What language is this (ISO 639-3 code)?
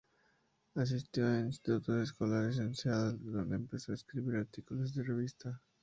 spa